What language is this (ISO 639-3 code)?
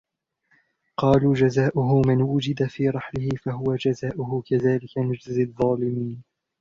ara